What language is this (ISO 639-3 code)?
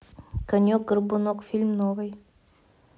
rus